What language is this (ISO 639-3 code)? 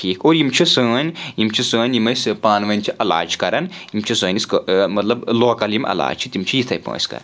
kas